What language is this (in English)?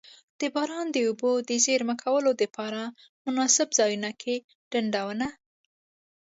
Pashto